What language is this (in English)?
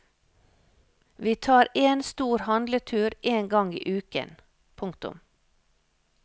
Norwegian